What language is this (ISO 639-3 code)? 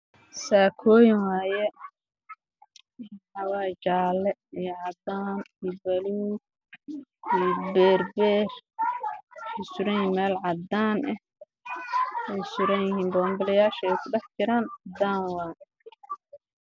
som